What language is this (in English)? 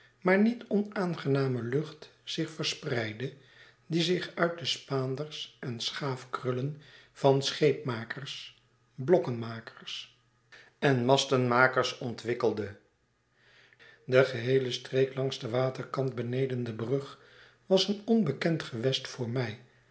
Dutch